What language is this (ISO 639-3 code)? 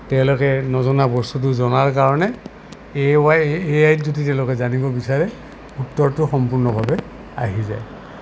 asm